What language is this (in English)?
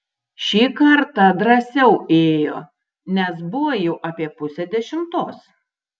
Lithuanian